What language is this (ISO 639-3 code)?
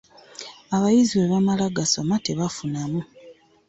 lug